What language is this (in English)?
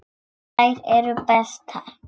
Icelandic